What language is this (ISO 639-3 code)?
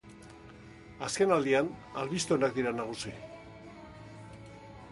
eus